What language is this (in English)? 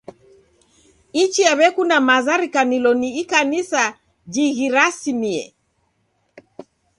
Taita